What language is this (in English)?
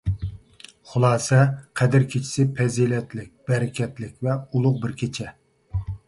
Uyghur